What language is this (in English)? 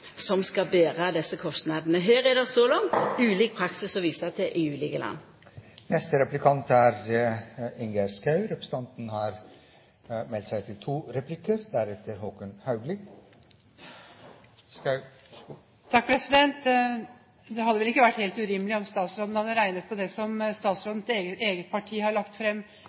Norwegian